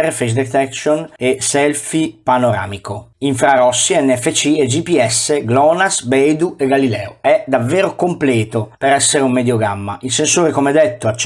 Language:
Italian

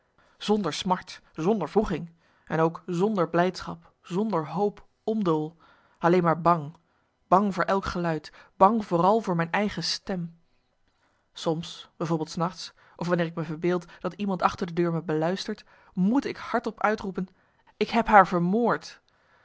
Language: Dutch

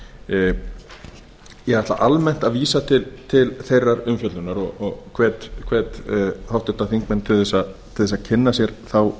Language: Icelandic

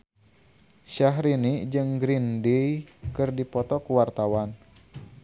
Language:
Sundanese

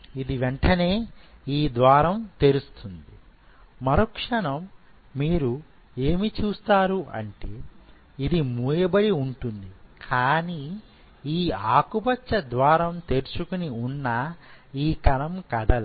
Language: Telugu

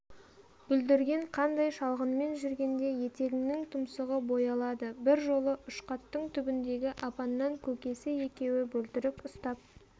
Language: Kazakh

